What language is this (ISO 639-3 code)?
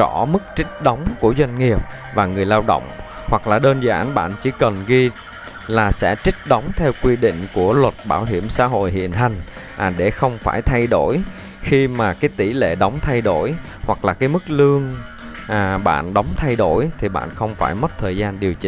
vie